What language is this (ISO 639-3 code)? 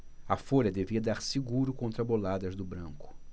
por